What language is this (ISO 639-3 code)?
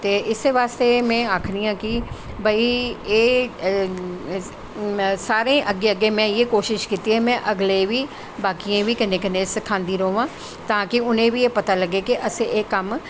doi